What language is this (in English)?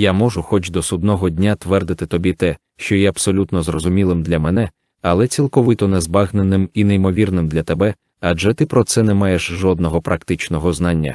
Ukrainian